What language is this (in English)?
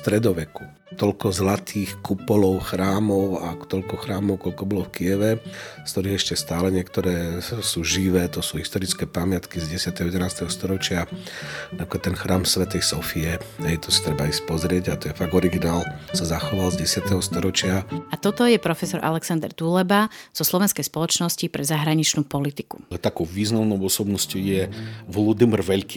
Slovak